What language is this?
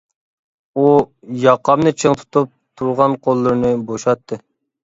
Uyghur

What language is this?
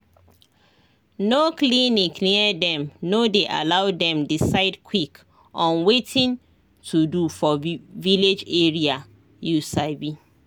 Nigerian Pidgin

